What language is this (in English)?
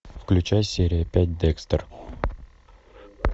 Russian